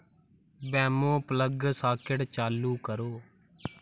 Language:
Dogri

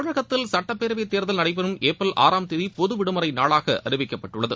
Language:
Tamil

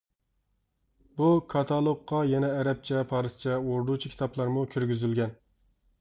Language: Uyghur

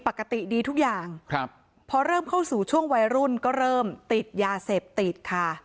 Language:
Thai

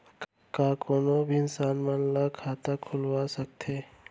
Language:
Chhattisgarhi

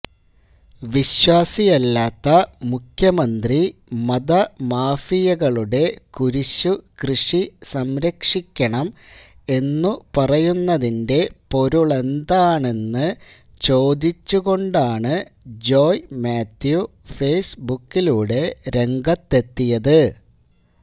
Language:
Malayalam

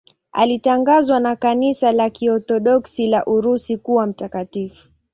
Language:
Swahili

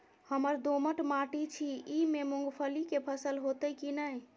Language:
Maithili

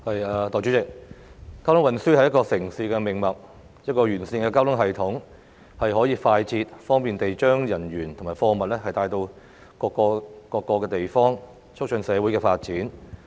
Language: Cantonese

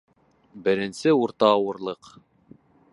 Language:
Bashkir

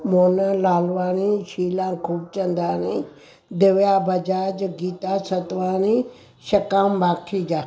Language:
Sindhi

